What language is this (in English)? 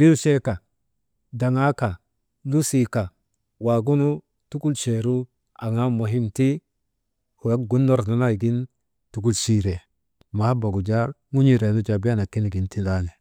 Maba